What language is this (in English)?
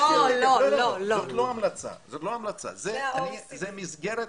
Hebrew